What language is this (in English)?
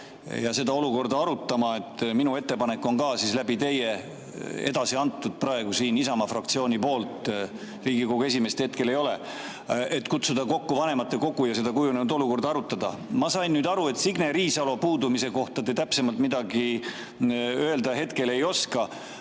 Estonian